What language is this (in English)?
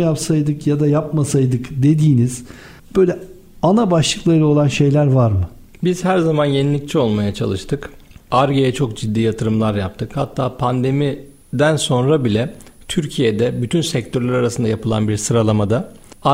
Turkish